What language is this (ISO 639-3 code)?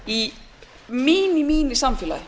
isl